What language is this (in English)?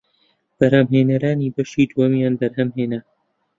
Central Kurdish